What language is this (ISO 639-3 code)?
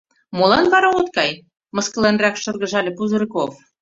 chm